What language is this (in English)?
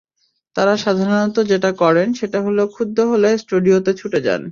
Bangla